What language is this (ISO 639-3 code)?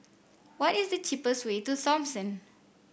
eng